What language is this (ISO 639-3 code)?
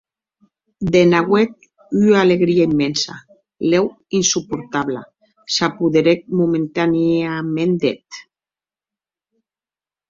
oci